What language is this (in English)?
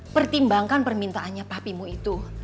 Indonesian